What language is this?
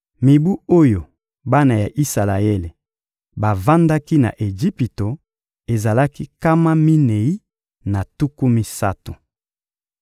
Lingala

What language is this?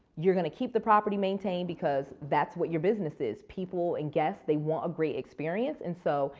English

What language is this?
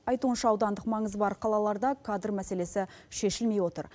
Kazakh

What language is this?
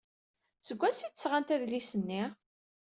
Kabyle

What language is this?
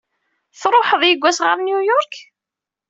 Kabyle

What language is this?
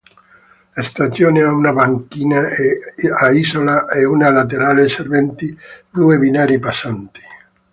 Italian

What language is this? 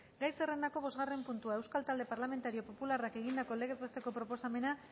Basque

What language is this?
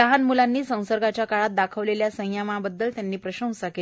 Marathi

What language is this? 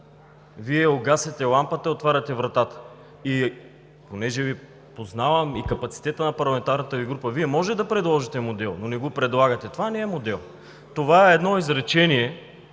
Bulgarian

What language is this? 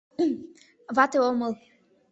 Mari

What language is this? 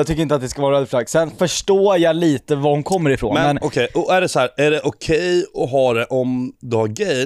Swedish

